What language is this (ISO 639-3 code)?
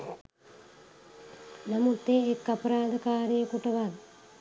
sin